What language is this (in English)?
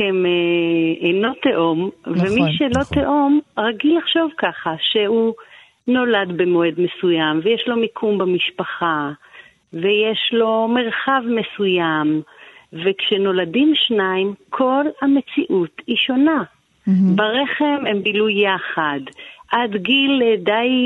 Hebrew